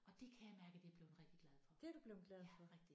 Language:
Danish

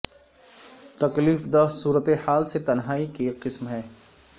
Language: Urdu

